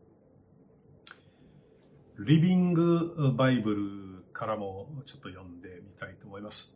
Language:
Japanese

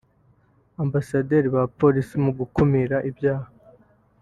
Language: Kinyarwanda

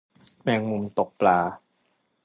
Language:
Thai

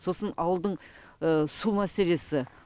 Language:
Kazakh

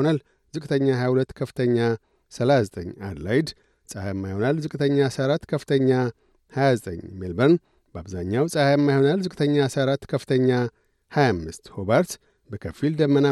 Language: Amharic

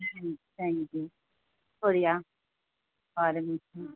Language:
Urdu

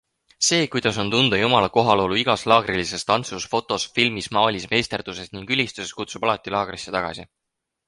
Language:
Estonian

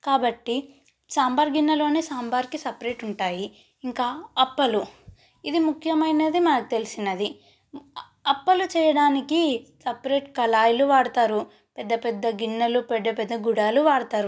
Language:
Telugu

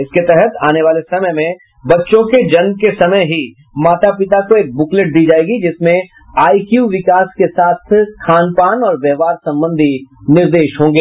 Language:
Hindi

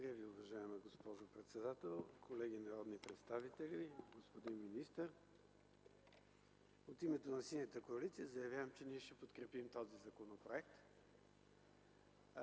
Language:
Bulgarian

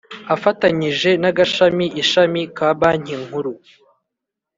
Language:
Kinyarwanda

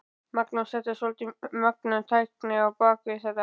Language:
Icelandic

